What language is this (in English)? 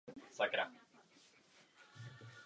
Czech